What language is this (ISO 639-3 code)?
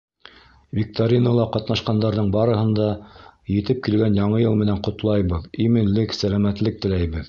bak